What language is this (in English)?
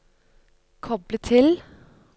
Norwegian